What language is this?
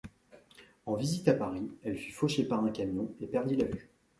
French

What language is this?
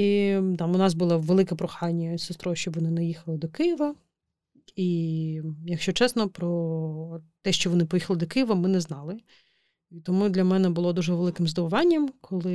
Ukrainian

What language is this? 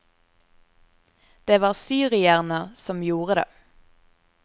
Norwegian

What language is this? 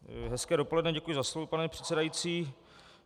Czech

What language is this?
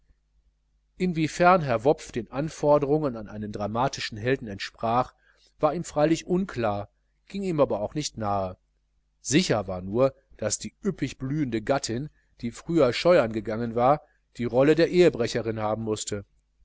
German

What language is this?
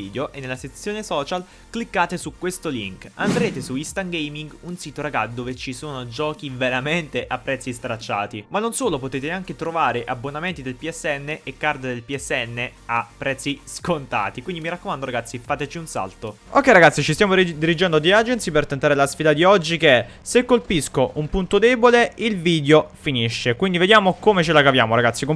Italian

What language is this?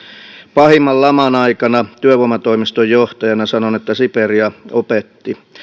Finnish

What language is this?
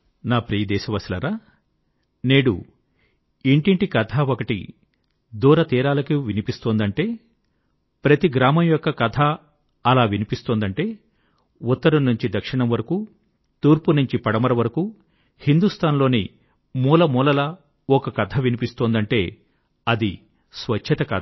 Telugu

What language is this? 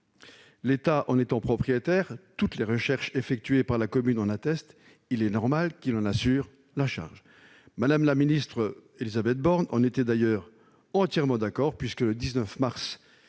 French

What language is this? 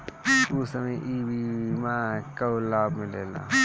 Bhojpuri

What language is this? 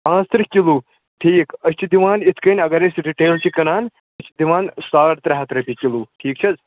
Kashmiri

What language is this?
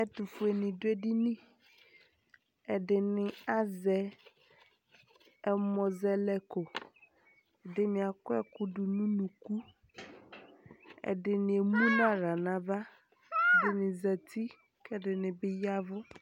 Ikposo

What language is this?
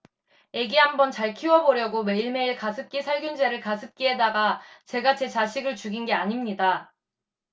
Korean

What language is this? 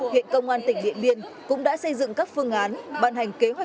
Vietnamese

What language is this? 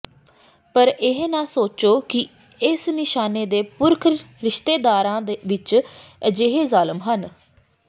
Punjabi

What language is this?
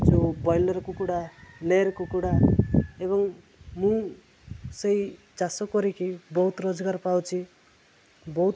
Odia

